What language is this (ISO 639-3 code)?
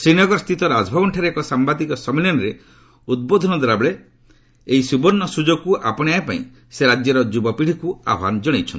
ori